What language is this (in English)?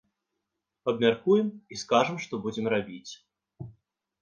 Belarusian